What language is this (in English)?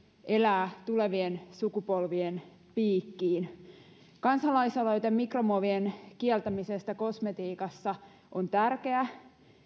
Finnish